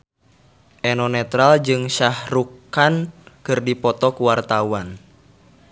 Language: Sundanese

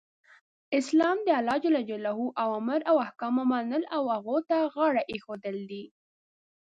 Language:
Pashto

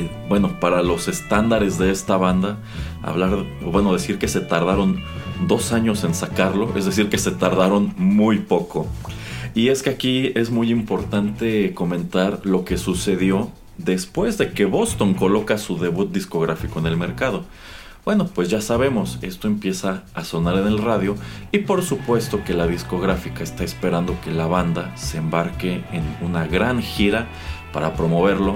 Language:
Spanish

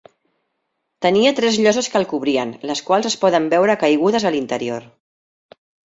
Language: Catalan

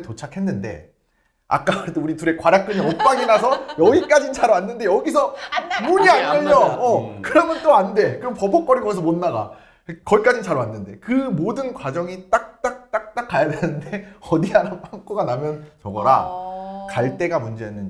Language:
Korean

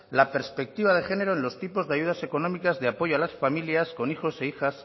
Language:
Spanish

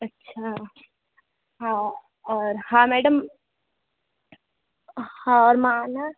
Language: Sindhi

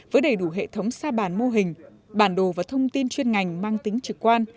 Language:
Vietnamese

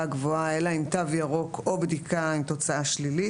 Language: Hebrew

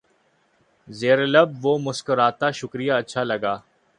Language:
Urdu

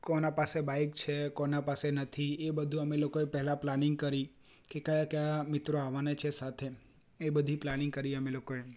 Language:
Gujarati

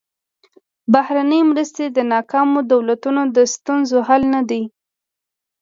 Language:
Pashto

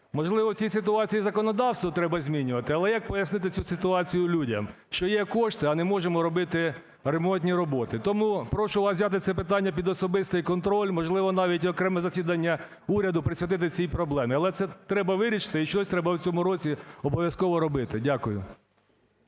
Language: Ukrainian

